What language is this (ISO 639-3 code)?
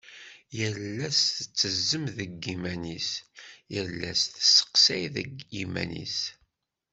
kab